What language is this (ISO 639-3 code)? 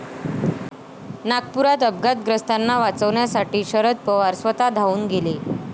mar